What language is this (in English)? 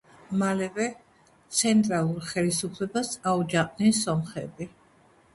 Georgian